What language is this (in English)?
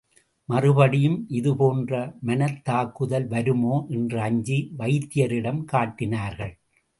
Tamil